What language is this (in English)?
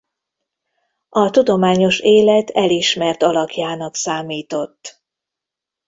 Hungarian